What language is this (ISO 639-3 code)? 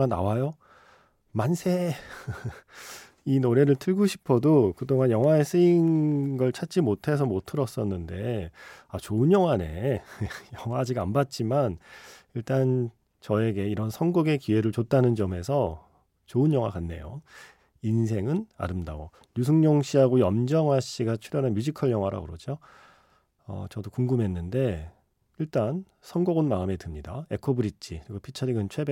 kor